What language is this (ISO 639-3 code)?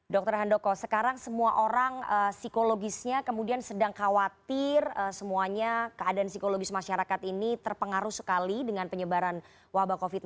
ind